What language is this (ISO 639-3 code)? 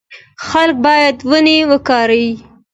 pus